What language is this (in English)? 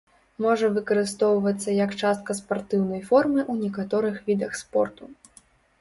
Belarusian